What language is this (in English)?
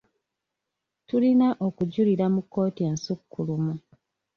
Ganda